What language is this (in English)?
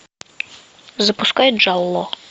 Russian